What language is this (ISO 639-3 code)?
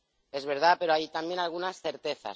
spa